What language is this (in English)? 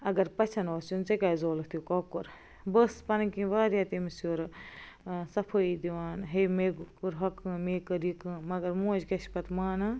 Kashmiri